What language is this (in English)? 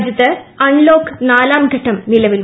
Malayalam